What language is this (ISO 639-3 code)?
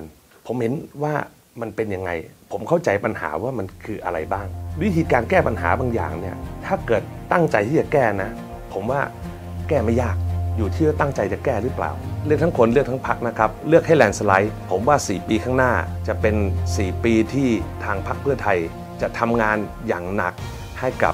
tha